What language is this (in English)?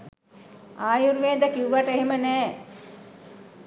Sinhala